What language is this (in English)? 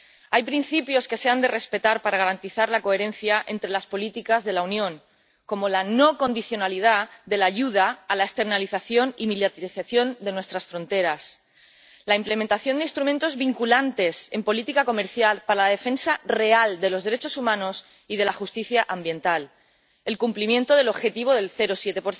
Spanish